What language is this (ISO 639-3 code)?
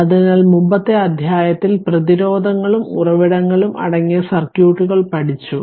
mal